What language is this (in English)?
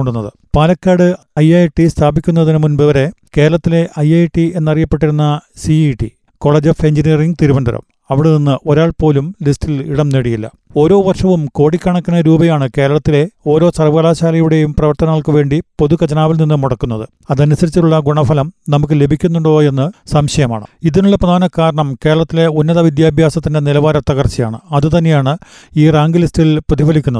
Malayalam